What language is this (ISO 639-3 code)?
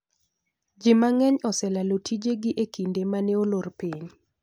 luo